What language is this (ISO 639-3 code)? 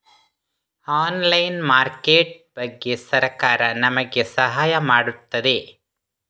kan